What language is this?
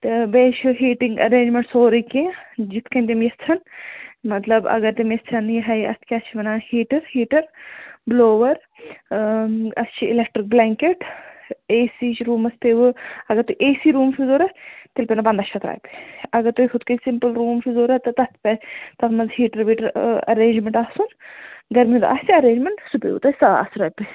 Kashmiri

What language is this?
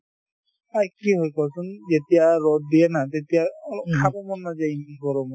Assamese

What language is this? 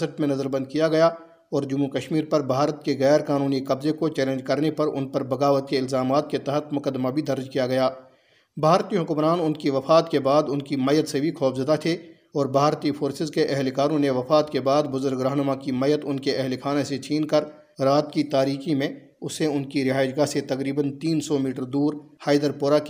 Urdu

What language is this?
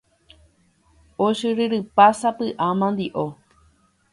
Guarani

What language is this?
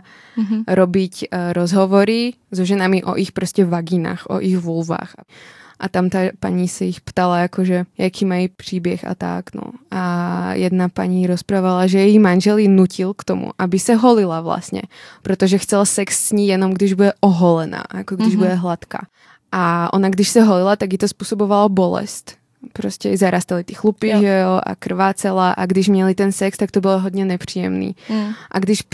Czech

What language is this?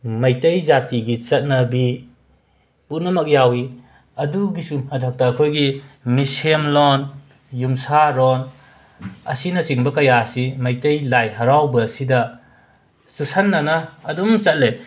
Manipuri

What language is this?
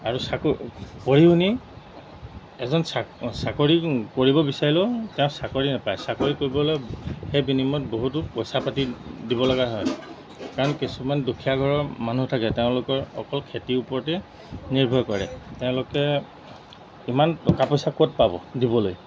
Assamese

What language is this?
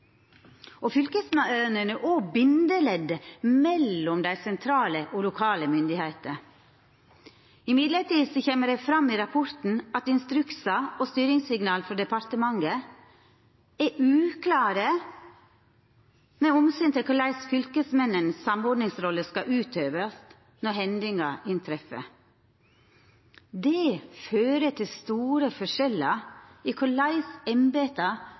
Norwegian Nynorsk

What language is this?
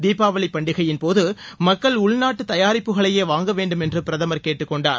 Tamil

